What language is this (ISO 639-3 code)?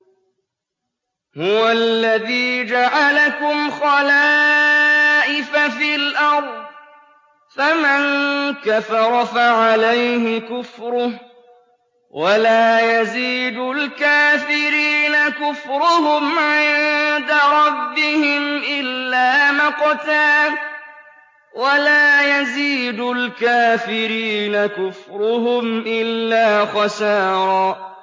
ara